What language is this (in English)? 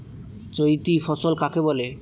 Bangla